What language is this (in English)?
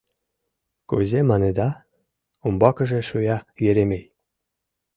Mari